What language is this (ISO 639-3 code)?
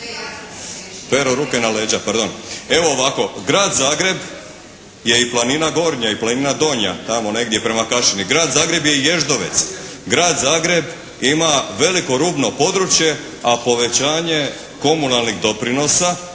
hrv